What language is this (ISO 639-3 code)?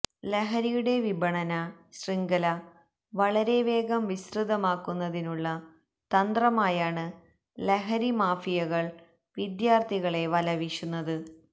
mal